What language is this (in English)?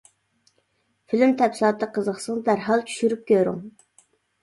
Uyghur